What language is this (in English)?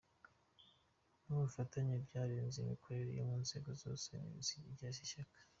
Kinyarwanda